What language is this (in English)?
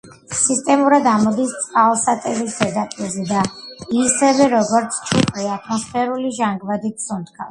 Georgian